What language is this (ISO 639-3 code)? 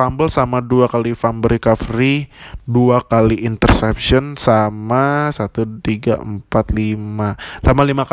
ind